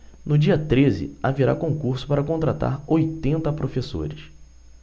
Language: Portuguese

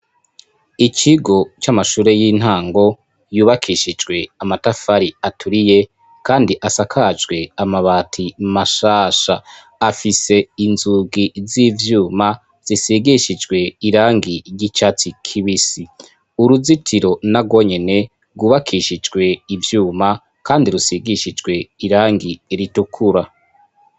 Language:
Rundi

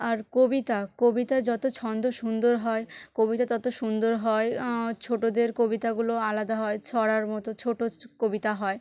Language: Bangla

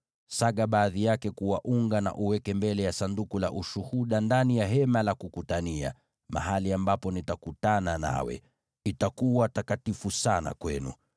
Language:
Swahili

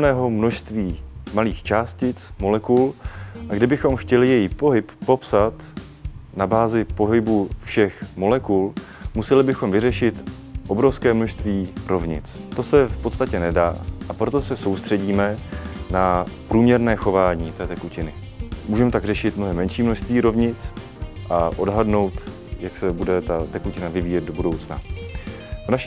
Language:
Czech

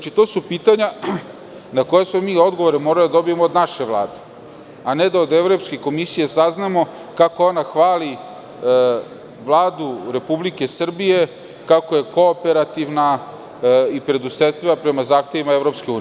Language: Serbian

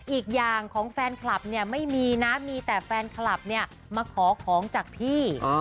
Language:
Thai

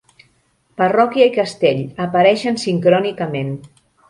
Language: Catalan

